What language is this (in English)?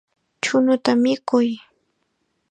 Chiquián Ancash Quechua